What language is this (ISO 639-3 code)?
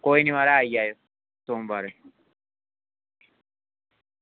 doi